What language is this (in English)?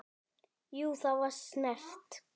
Icelandic